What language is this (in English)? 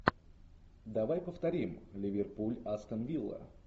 Russian